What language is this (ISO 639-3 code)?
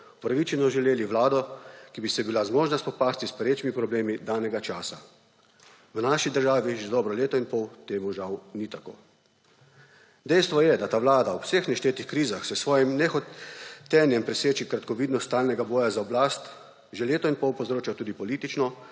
slv